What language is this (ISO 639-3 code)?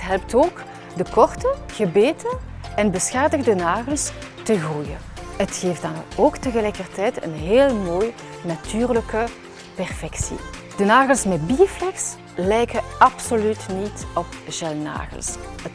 nld